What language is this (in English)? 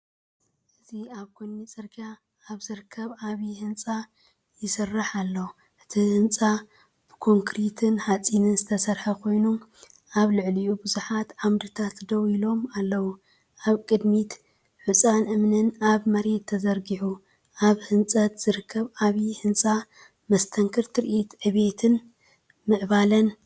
Tigrinya